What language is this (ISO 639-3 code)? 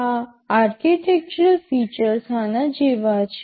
guj